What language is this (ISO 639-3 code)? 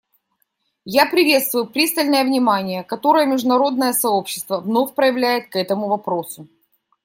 rus